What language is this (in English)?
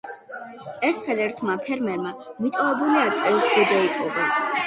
Georgian